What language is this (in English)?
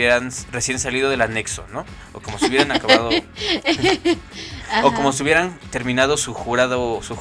Spanish